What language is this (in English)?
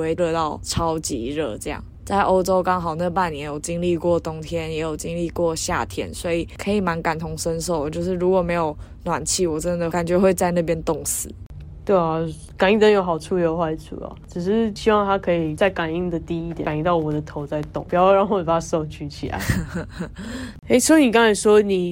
Chinese